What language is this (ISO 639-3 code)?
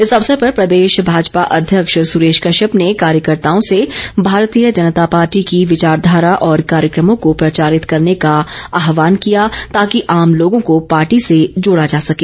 hin